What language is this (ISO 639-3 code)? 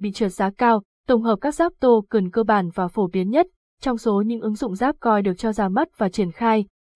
vie